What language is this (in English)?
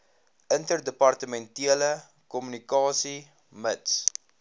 Afrikaans